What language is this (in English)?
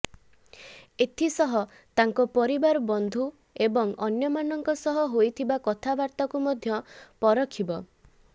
Odia